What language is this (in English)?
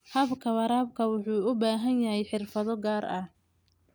Somali